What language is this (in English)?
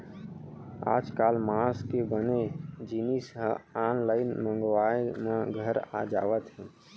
Chhattisgarhi